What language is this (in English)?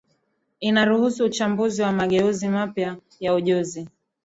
Swahili